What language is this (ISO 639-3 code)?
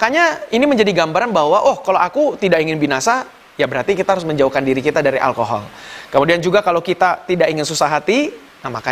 ind